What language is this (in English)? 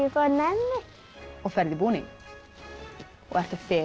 Icelandic